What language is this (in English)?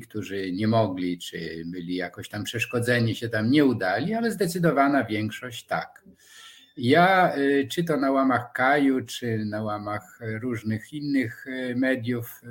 Polish